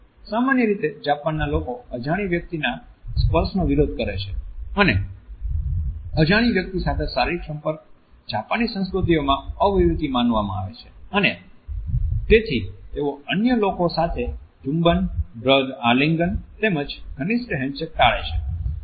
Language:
Gujarati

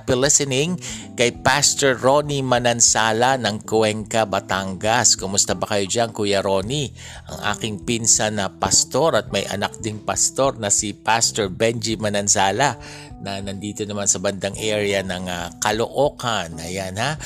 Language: Filipino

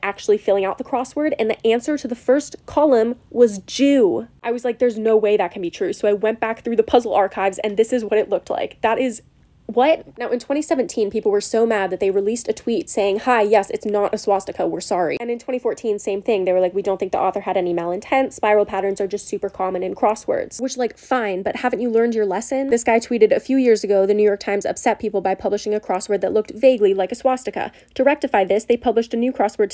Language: English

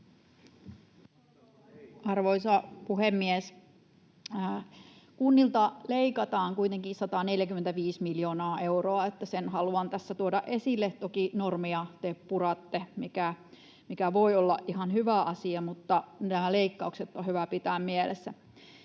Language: Finnish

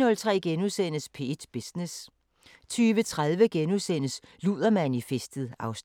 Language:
Danish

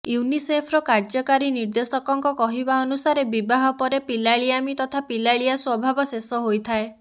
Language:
Odia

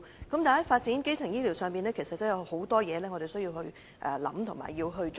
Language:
Cantonese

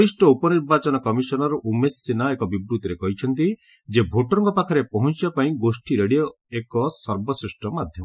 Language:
Odia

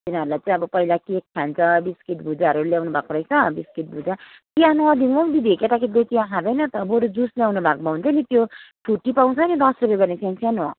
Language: Nepali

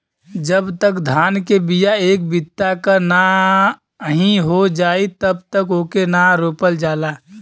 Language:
Bhojpuri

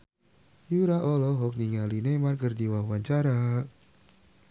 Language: Sundanese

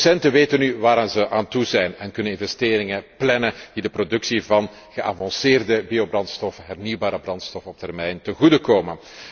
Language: Dutch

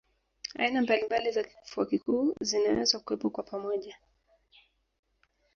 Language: Swahili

